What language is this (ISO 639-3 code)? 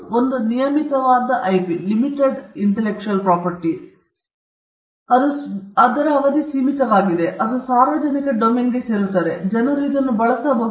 kan